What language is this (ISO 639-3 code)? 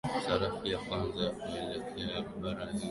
swa